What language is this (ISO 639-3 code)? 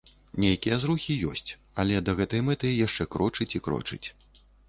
bel